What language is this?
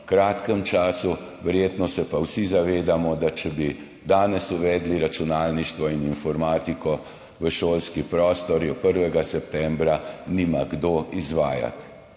Slovenian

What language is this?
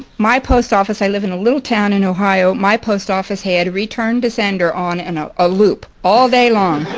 English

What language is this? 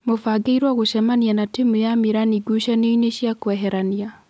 Kikuyu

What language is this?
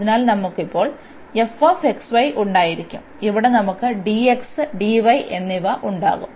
Malayalam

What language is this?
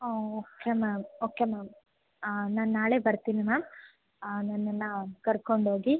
Kannada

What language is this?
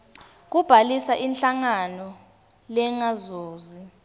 Swati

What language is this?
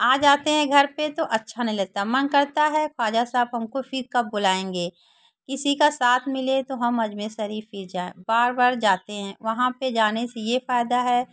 Hindi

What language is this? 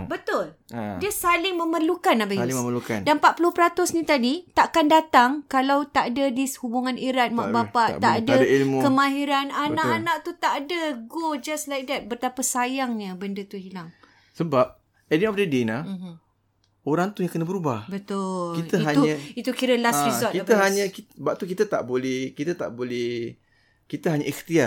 Malay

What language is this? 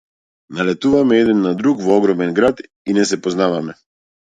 Macedonian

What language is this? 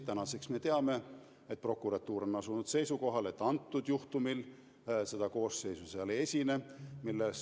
Estonian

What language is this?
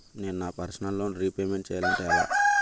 Telugu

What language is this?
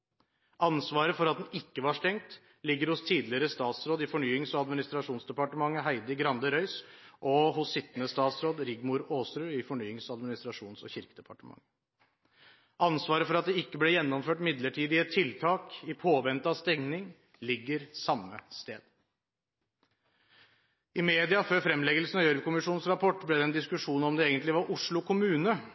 Norwegian Bokmål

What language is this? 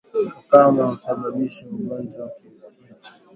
Swahili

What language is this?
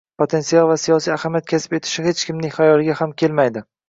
Uzbek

